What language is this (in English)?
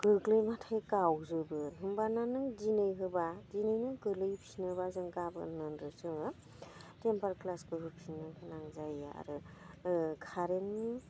Bodo